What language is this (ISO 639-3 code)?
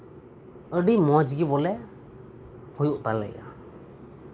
sat